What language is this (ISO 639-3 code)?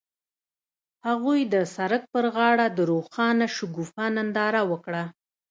pus